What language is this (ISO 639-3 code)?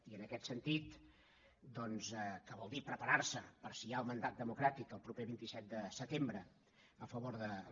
cat